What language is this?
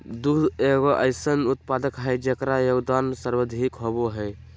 Magahi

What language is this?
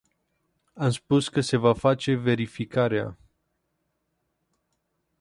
Romanian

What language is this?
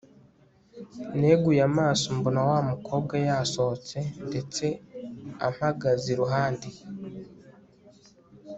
Kinyarwanda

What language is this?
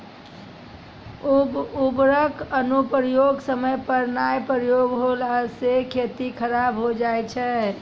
Maithili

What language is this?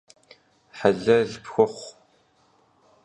Kabardian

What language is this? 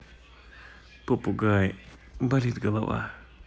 Russian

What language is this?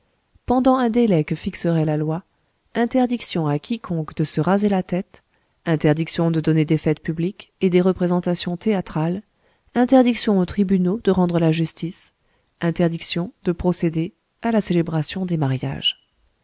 French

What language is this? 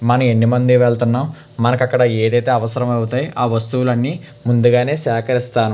Telugu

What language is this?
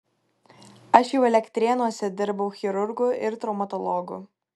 Lithuanian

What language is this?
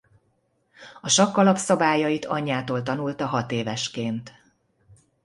Hungarian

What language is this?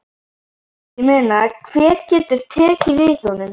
Icelandic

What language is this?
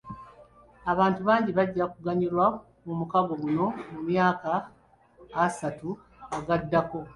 Ganda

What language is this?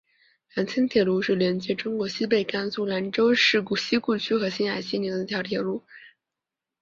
Chinese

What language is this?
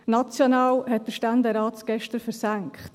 Swiss German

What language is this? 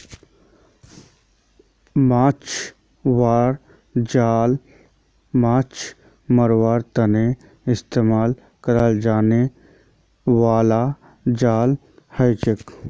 Magahi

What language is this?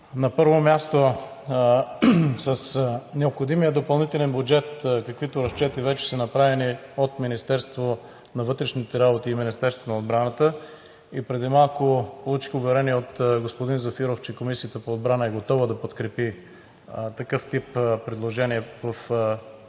Bulgarian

